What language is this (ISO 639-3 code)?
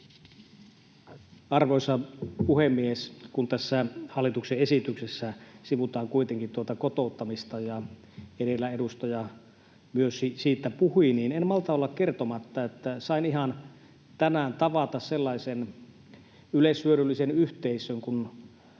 fin